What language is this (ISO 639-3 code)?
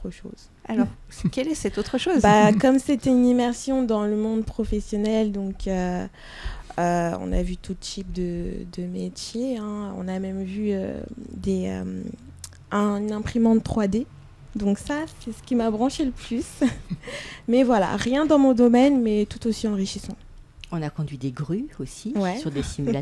fra